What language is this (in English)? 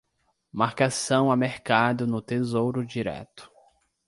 Portuguese